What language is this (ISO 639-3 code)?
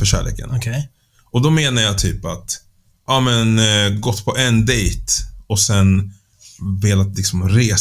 swe